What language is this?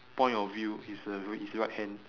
English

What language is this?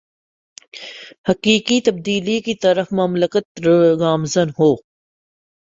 Urdu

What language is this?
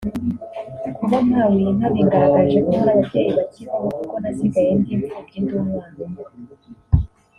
Kinyarwanda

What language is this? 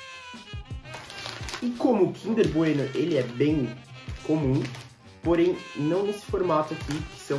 Portuguese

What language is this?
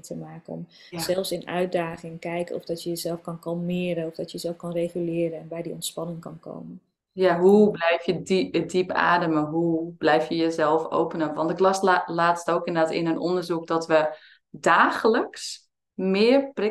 Dutch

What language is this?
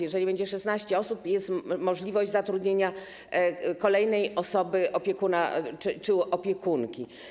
Polish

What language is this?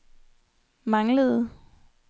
Danish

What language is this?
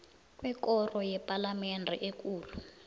South Ndebele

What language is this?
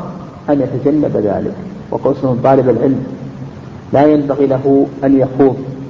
Arabic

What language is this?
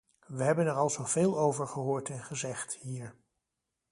Dutch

